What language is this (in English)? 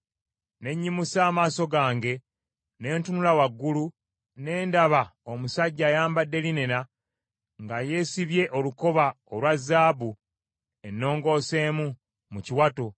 Ganda